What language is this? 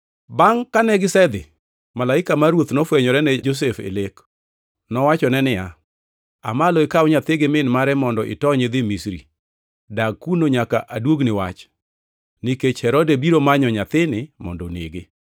Luo (Kenya and Tanzania)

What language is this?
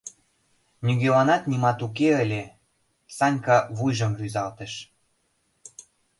Mari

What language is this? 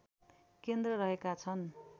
Nepali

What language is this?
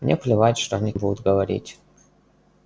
Russian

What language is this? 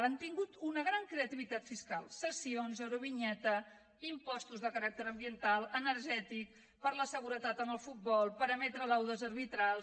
Catalan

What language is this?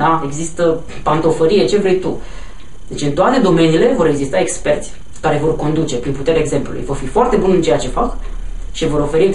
Romanian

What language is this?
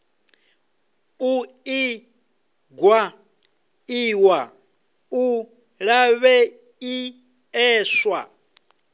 Venda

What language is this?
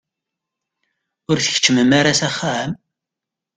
Kabyle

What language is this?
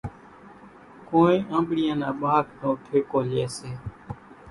Kachi Koli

